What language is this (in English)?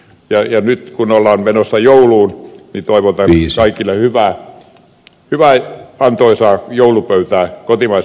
Finnish